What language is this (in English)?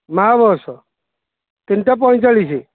Odia